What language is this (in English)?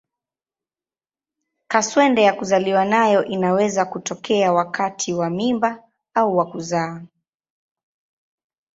Swahili